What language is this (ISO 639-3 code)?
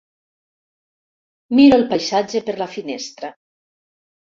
cat